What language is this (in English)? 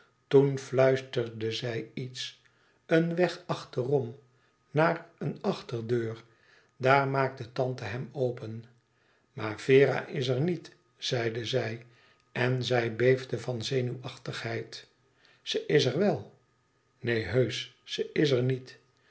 Dutch